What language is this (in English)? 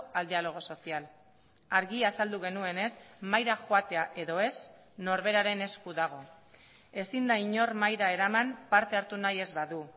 Basque